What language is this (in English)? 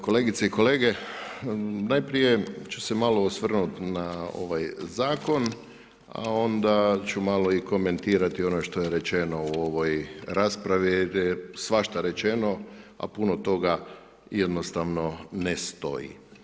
Croatian